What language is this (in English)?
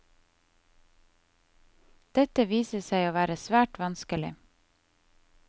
Norwegian